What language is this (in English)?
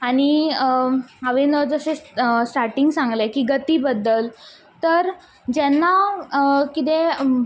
Konkani